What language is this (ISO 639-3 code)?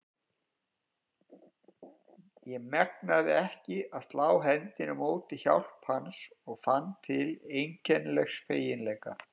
isl